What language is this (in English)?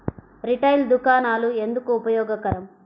Telugu